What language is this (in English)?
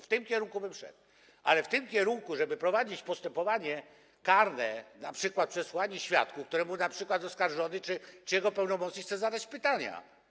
Polish